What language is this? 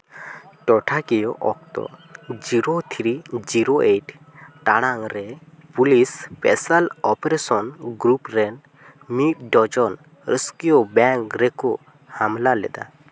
Santali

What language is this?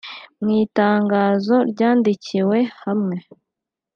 Kinyarwanda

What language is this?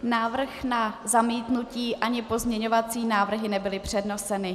Czech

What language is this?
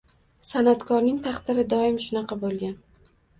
Uzbek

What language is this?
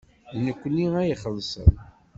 Kabyle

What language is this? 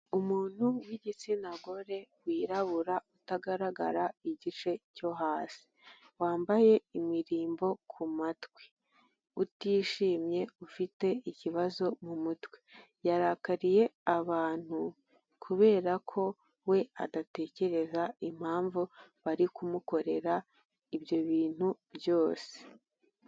Kinyarwanda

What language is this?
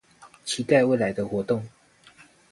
Chinese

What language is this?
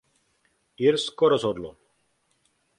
Czech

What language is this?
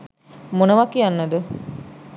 Sinhala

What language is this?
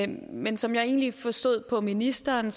Danish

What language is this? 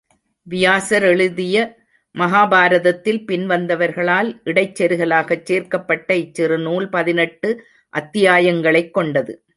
Tamil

